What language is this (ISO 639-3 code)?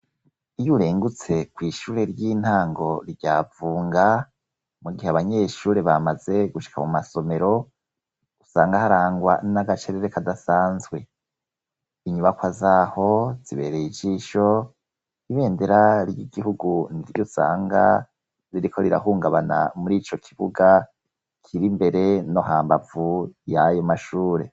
run